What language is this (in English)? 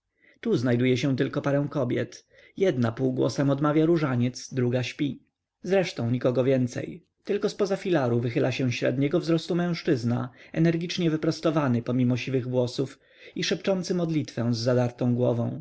Polish